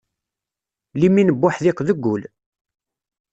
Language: Kabyle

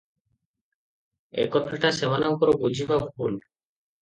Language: Odia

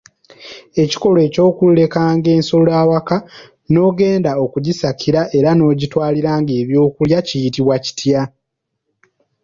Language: Ganda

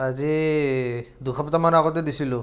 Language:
Assamese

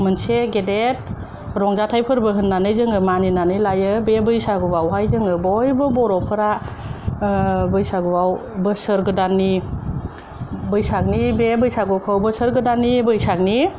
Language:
Bodo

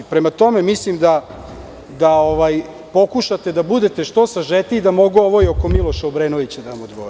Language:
Serbian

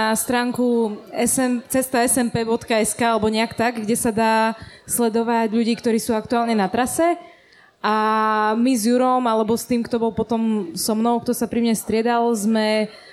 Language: Slovak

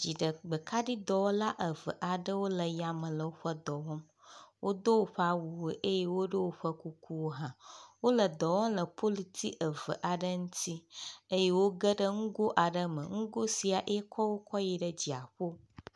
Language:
Ewe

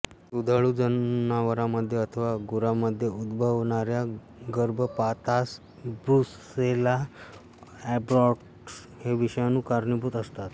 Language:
Marathi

